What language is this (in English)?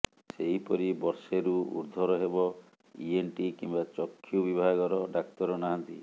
Odia